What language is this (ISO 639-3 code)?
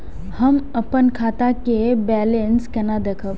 mai